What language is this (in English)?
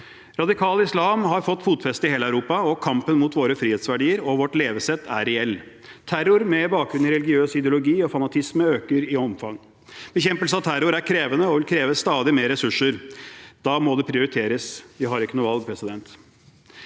Norwegian